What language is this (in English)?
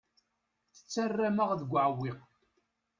Kabyle